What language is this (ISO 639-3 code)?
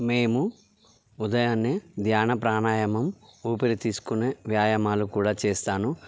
tel